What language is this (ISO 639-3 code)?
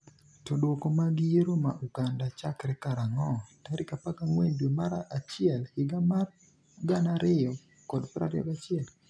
luo